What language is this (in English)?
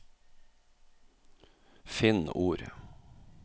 Norwegian